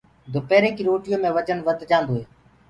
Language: Gurgula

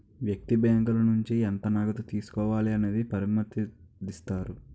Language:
Telugu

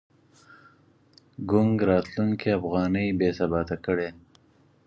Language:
Pashto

